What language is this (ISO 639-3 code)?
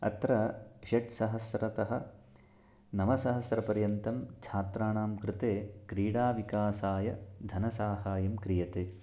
san